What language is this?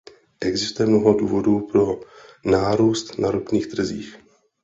Czech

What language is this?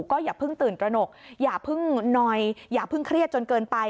Thai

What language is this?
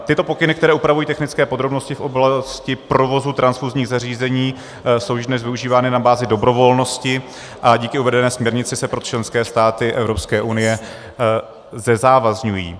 Czech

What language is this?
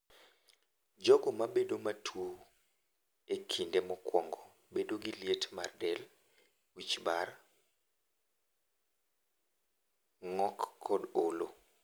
Luo (Kenya and Tanzania)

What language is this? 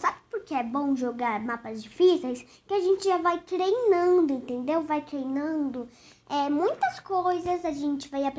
Portuguese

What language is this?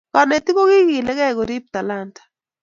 Kalenjin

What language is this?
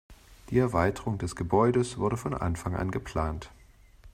German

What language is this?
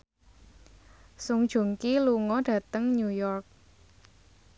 Javanese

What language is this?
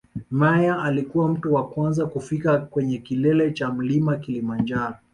Swahili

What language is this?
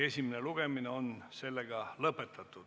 Estonian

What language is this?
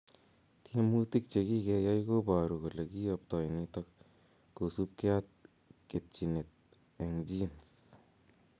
Kalenjin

